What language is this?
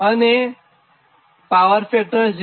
Gujarati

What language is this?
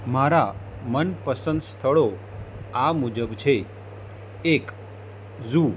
Gujarati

